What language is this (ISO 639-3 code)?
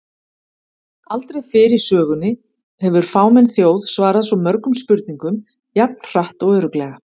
isl